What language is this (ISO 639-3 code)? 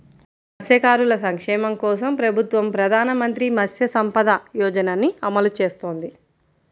tel